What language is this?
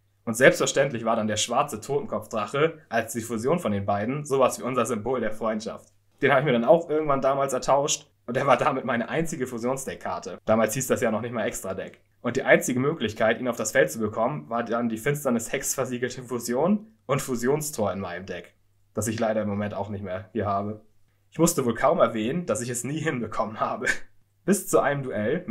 German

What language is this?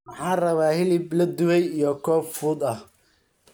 Somali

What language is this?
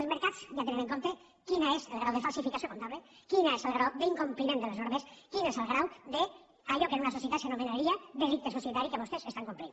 Catalan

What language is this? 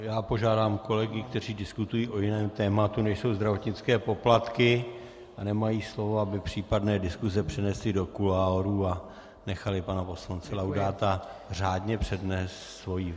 Czech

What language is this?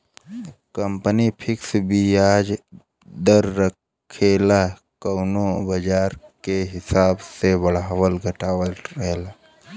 Bhojpuri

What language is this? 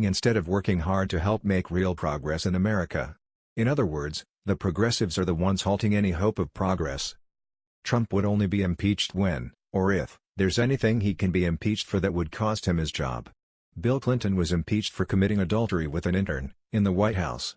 English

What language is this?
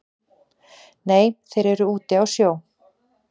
Icelandic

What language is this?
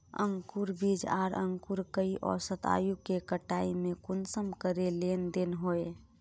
Magahi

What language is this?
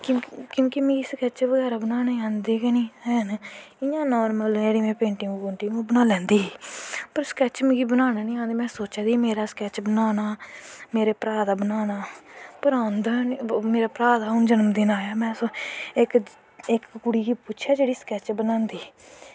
Dogri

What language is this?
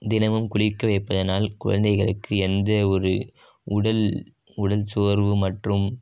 Tamil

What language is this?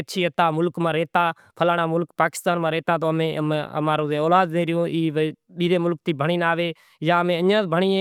Kachi Koli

